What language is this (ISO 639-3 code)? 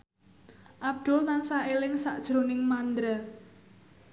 jav